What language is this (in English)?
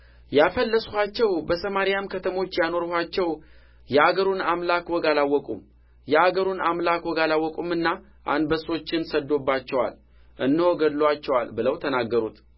Amharic